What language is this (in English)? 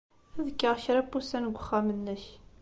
Kabyle